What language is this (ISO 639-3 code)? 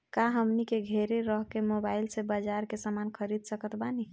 bho